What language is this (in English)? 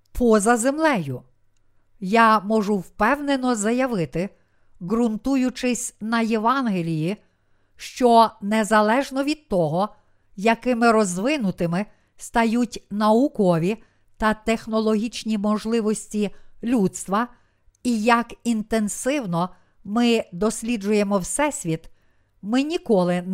Ukrainian